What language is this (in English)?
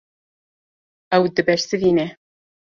Kurdish